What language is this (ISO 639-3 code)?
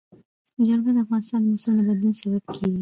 pus